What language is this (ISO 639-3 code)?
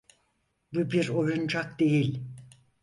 tur